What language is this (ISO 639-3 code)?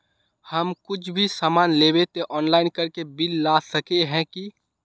mag